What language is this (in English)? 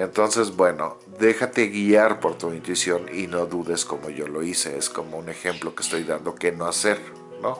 Spanish